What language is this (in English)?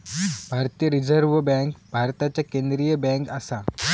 Marathi